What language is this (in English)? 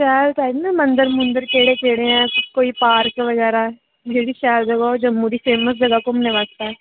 Dogri